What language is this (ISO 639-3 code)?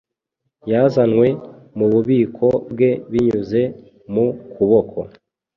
kin